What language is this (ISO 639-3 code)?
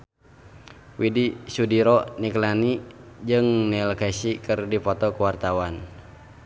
sun